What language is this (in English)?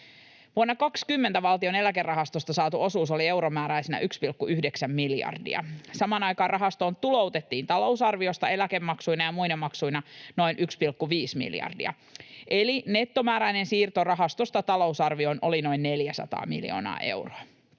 Finnish